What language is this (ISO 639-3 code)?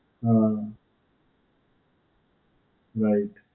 guj